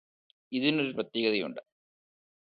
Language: Malayalam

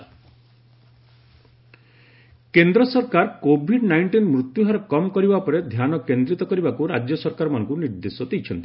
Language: Odia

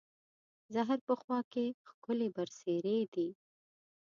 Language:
Pashto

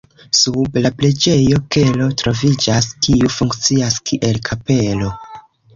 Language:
Esperanto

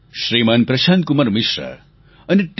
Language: Gujarati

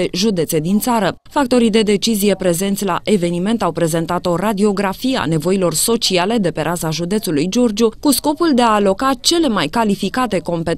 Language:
Romanian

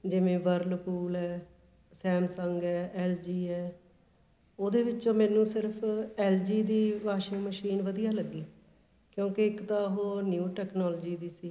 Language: Punjabi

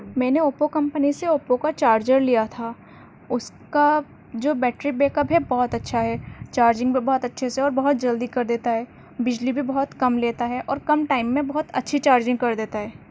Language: Urdu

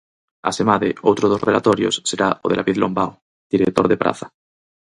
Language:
Galician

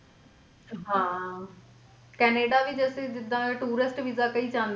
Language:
Punjabi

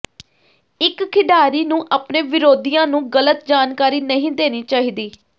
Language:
Punjabi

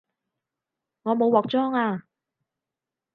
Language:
Cantonese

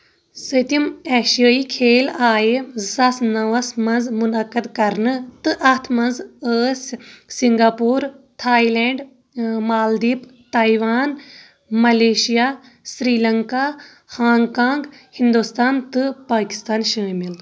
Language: Kashmiri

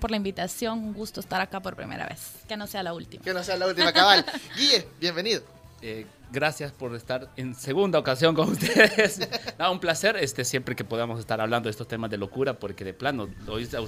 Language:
Spanish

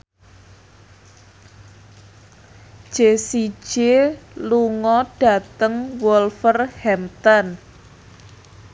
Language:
Javanese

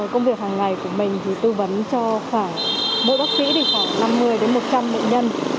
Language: Vietnamese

